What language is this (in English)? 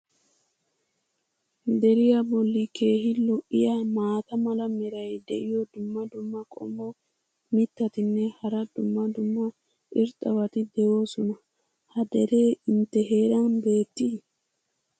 Wolaytta